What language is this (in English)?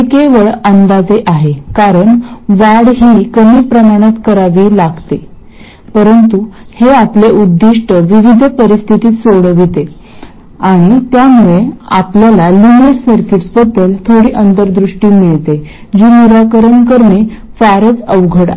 Marathi